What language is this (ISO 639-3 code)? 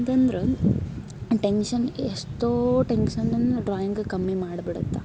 kan